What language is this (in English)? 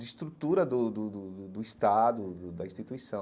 Portuguese